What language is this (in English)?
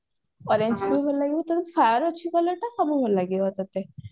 Odia